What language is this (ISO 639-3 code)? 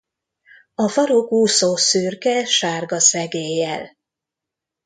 hun